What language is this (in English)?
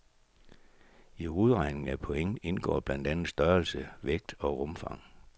Danish